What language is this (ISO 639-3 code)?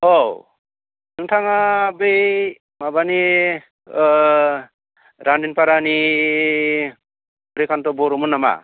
brx